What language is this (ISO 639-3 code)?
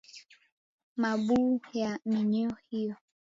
swa